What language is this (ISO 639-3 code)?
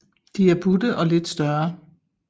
dan